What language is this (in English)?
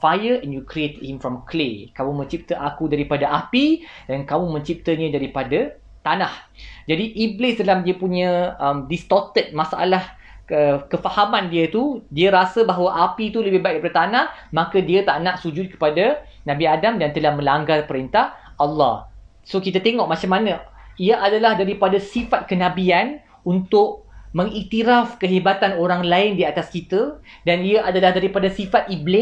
Malay